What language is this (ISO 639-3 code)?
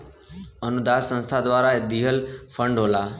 bho